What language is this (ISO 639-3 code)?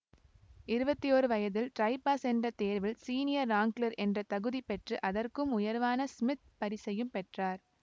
tam